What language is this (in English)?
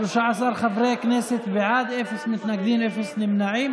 Hebrew